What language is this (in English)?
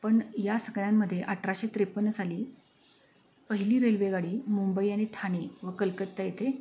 Marathi